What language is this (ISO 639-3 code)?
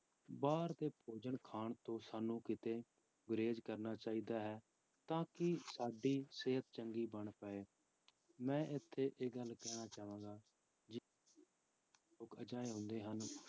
pan